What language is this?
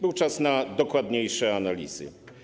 Polish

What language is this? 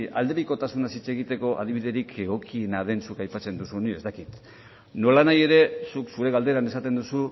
Basque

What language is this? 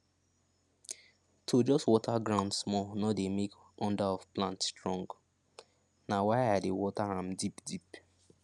Nigerian Pidgin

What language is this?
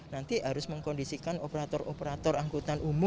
Indonesian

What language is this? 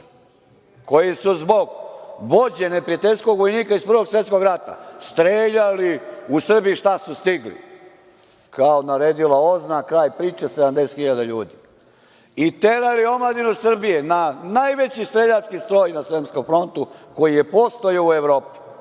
Serbian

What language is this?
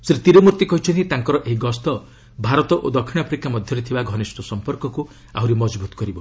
Odia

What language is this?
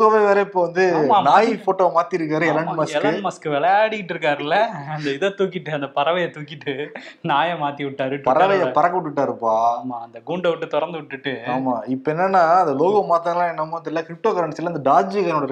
Tamil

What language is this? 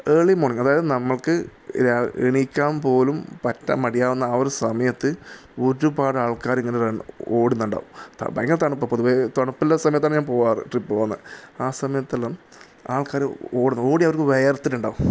Malayalam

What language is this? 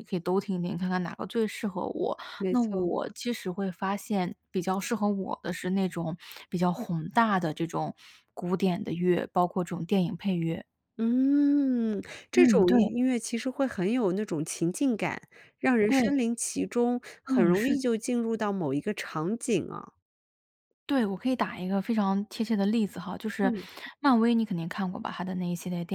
Chinese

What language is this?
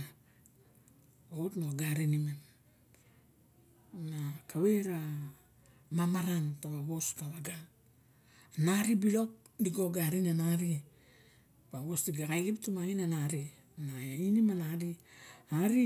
Barok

